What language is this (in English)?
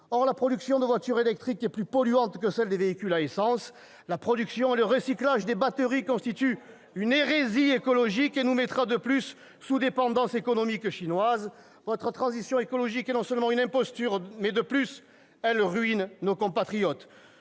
French